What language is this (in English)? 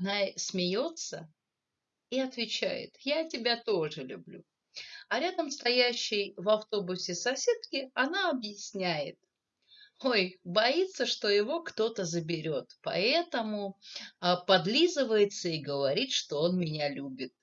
Russian